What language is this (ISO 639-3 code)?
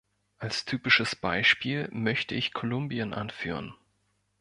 deu